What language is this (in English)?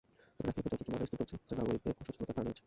Bangla